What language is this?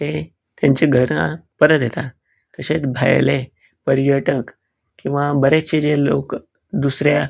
Konkani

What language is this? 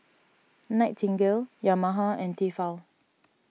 English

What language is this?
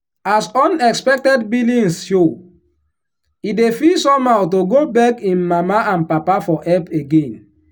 Nigerian Pidgin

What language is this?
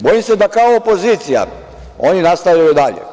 Serbian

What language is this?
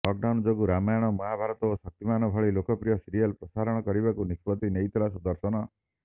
Odia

